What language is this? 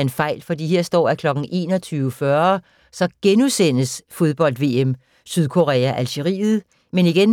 Danish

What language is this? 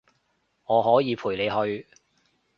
Cantonese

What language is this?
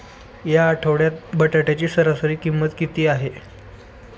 Marathi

